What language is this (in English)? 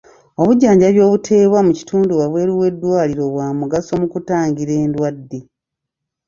Ganda